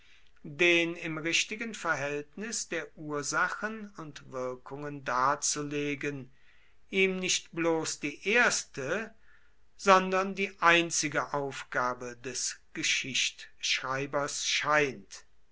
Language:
German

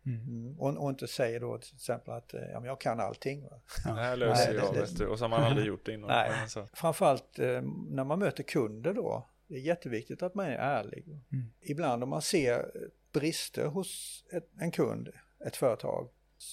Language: Swedish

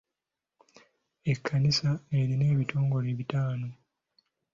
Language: Ganda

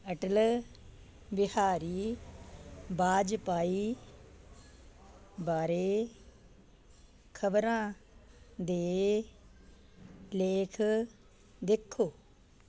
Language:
Punjabi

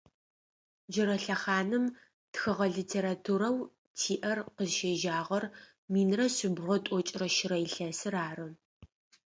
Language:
Adyghe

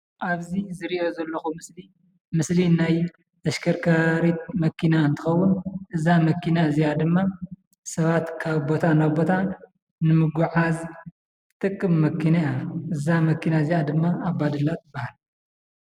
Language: Tigrinya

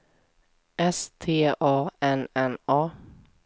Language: Swedish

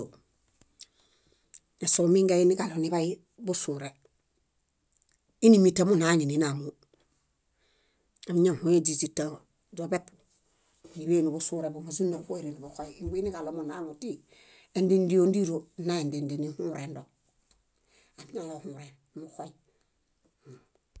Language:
Bayot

